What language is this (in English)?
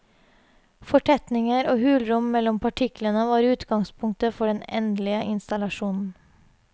Norwegian